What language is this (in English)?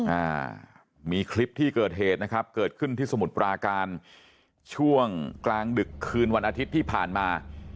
Thai